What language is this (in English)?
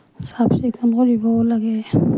Assamese